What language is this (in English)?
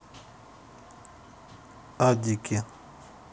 Russian